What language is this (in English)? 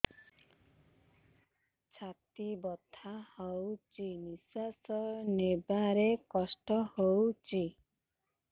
Odia